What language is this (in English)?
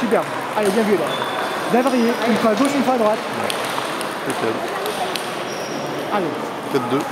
French